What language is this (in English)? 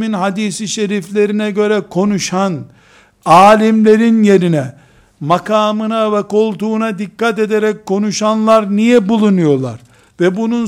Turkish